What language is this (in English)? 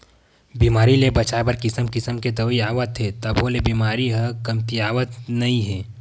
Chhattisgarhi